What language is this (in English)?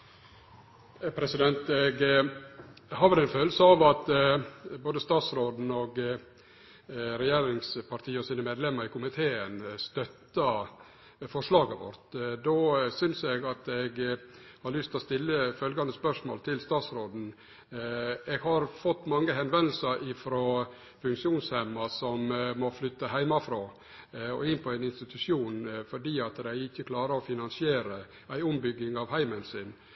Norwegian